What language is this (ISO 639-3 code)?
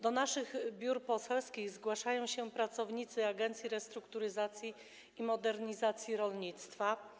pol